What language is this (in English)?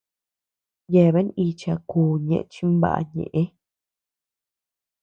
Tepeuxila Cuicatec